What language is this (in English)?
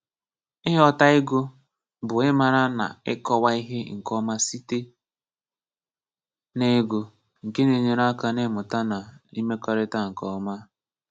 Igbo